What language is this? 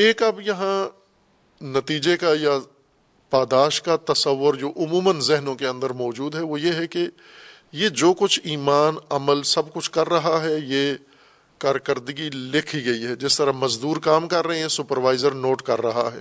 Urdu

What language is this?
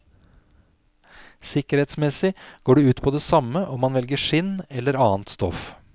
Norwegian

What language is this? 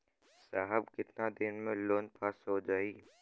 Bhojpuri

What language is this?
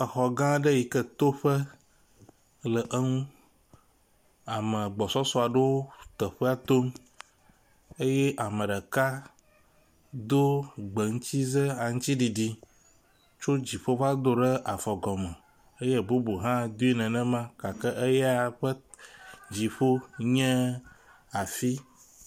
Ewe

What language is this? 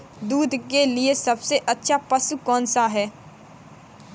Hindi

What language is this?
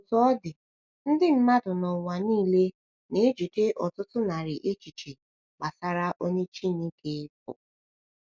Igbo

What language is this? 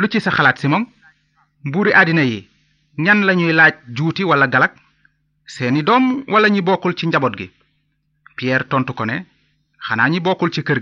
Italian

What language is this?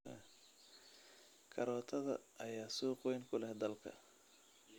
Somali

